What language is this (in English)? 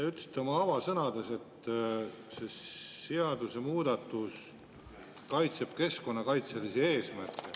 Estonian